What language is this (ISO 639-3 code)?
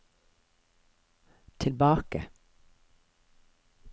nor